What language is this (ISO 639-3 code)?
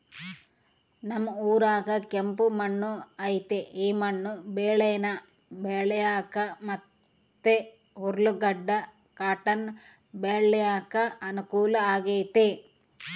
kan